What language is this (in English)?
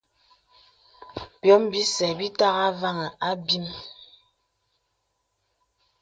Bebele